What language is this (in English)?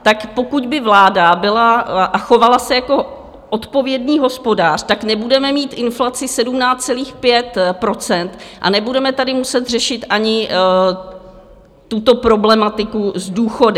Czech